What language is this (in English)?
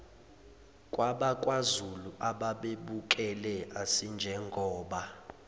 Zulu